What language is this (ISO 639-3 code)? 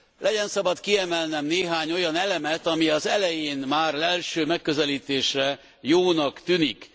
hun